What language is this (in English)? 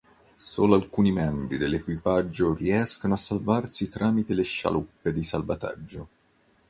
Italian